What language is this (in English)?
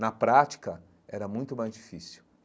Portuguese